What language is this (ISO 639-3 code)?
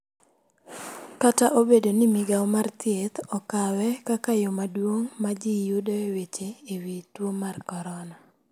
luo